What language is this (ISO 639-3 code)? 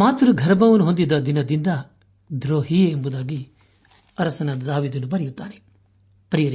kan